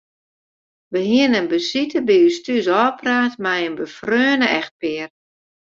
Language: Western Frisian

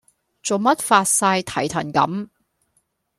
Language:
Cantonese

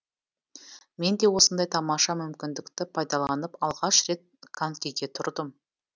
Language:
Kazakh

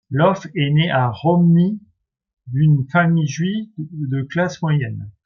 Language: French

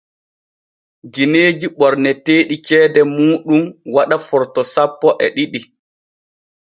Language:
Borgu Fulfulde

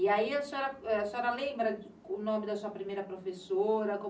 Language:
Portuguese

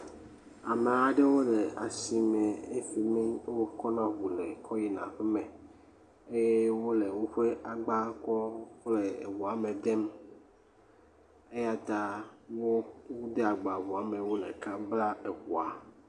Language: Ewe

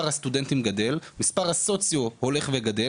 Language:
Hebrew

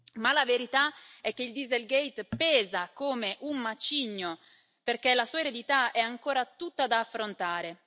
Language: Italian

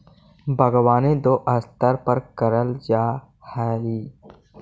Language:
Magahi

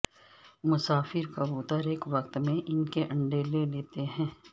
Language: Urdu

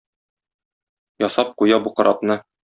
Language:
Tatar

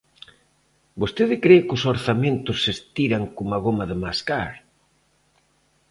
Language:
Galician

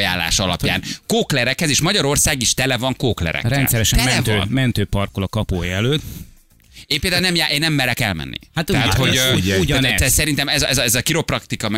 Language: Hungarian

